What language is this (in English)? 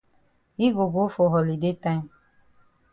Cameroon Pidgin